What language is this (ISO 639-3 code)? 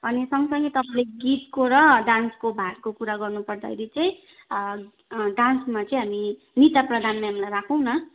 nep